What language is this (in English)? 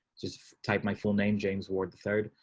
English